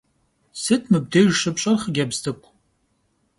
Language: Kabardian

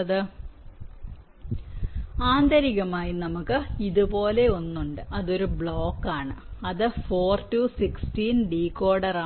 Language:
Malayalam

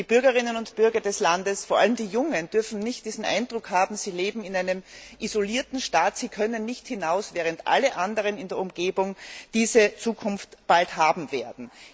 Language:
German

